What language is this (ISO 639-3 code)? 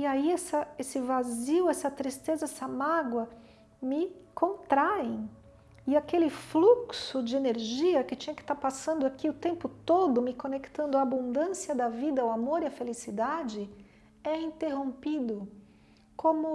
por